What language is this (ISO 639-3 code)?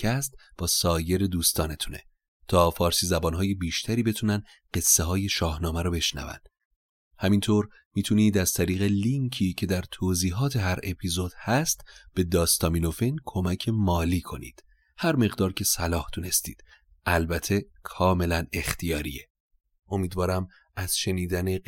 fas